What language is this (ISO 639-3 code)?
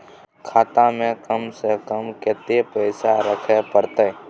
mai